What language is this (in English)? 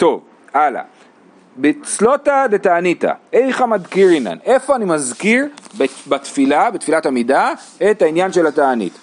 Hebrew